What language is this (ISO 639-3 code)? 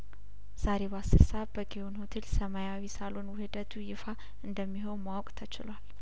amh